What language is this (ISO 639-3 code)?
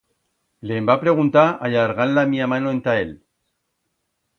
arg